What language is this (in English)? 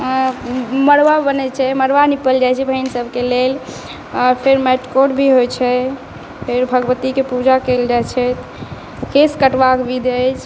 Maithili